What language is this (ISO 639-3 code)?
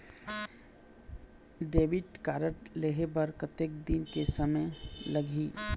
hne